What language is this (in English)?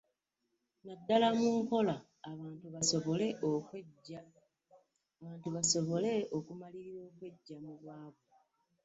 Ganda